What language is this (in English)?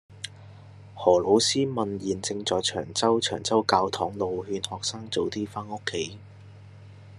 Cantonese